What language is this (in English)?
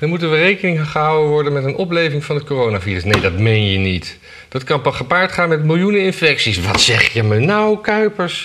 Dutch